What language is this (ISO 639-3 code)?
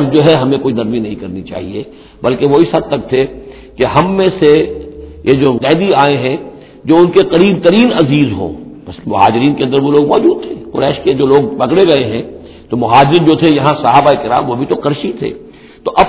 urd